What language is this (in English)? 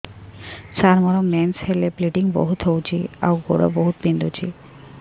Odia